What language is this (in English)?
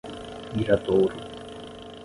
Portuguese